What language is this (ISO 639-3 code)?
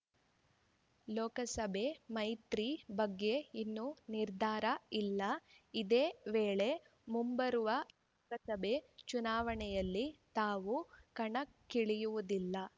kan